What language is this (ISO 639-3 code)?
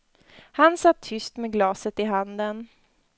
swe